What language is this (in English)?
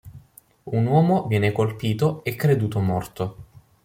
Italian